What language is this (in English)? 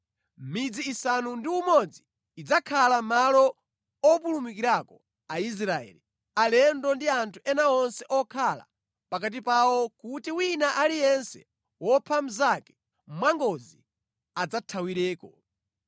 Nyanja